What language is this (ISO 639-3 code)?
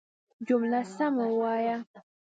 pus